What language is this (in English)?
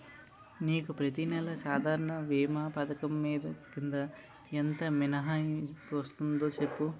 Telugu